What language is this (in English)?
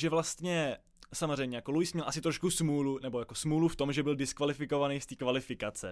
Czech